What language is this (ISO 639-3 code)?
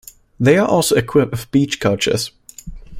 eng